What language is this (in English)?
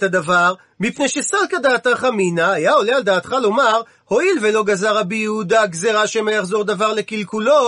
Hebrew